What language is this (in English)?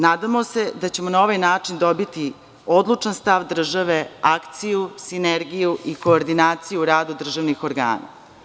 Serbian